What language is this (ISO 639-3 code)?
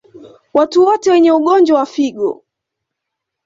swa